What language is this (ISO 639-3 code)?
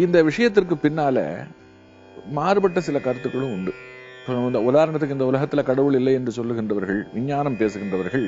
tam